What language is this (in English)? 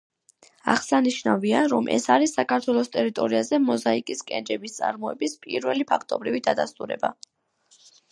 Georgian